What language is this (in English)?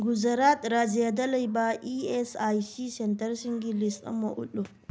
Manipuri